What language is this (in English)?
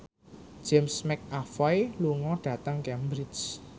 Javanese